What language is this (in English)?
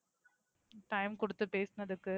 Tamil